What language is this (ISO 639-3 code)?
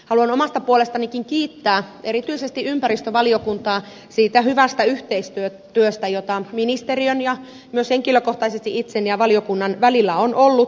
fin